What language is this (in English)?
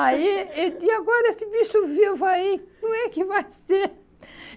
Portuguese